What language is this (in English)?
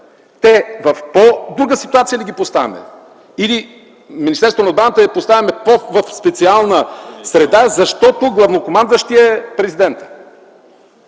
Bulgarian